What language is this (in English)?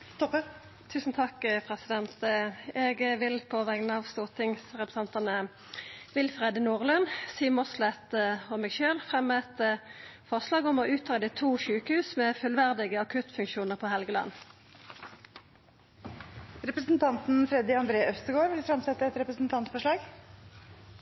Norwegian Nynorsk